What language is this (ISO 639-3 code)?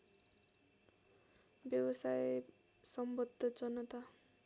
nep